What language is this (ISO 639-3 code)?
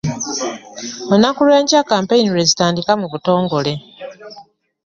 lug